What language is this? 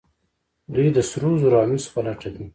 Pashto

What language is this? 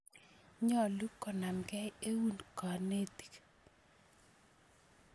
Kalenjin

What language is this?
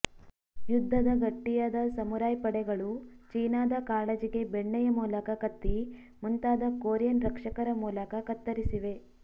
Kannada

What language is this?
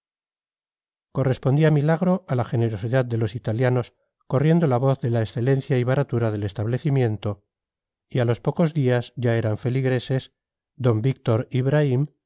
Spanish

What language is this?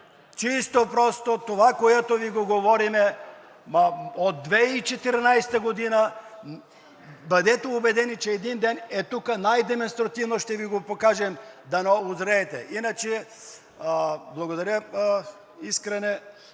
Bulgarian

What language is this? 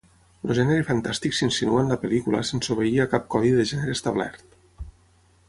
Catalan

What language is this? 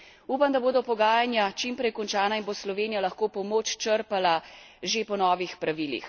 Slovenian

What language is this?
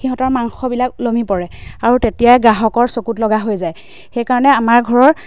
Assamese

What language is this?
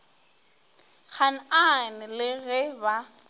Northern Sotho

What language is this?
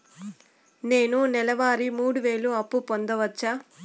Telugu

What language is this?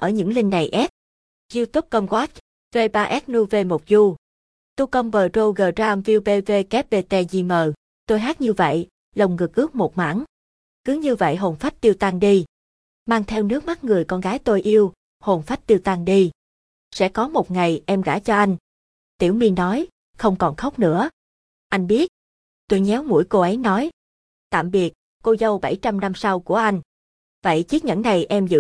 Vietnamese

